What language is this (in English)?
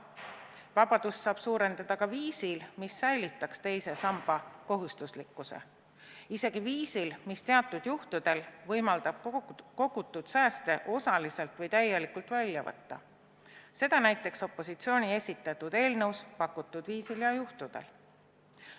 Estonian